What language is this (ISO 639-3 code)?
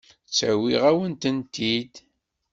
kab